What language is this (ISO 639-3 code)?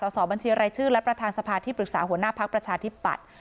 tha